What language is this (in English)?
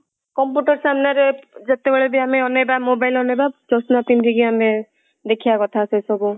Odia